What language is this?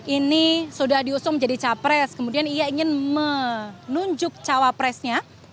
Indonesian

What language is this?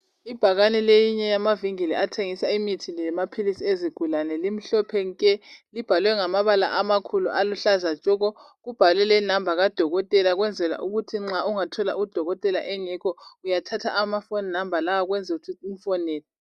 North Ndebele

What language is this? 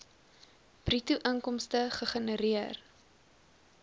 Afrikaans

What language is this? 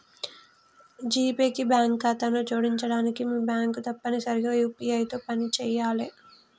Telugu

